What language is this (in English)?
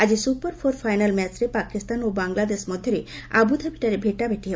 Odia